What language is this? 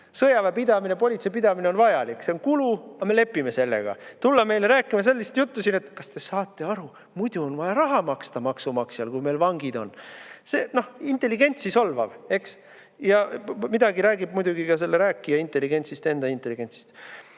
Estonian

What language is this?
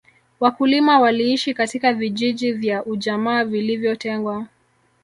Swahili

